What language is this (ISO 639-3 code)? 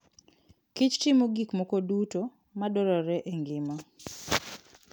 luo